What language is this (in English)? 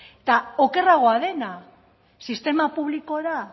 Basque